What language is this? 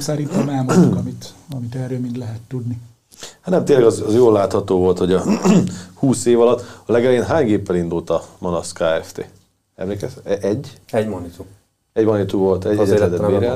Hungarian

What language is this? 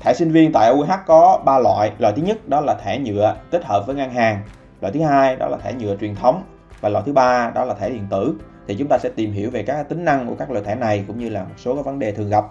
Vietnamese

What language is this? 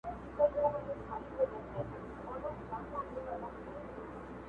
Pashto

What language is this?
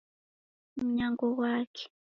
Taita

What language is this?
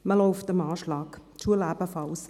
Swiss German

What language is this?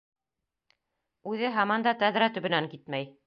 Bashkir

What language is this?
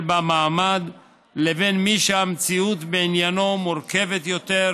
Hebrew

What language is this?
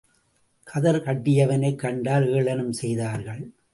Tamil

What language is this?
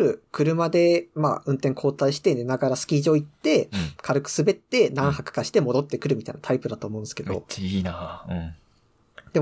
Japanese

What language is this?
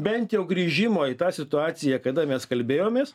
Lithuanian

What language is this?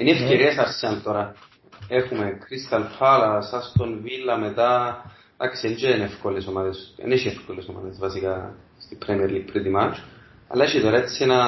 Greek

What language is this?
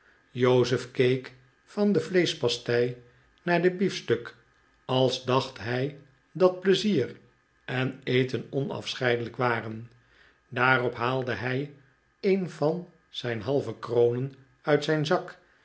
Dutch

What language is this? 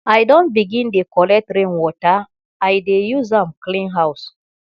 Nigerian Pidgin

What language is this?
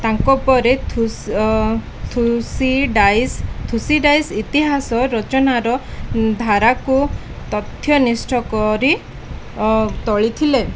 Odia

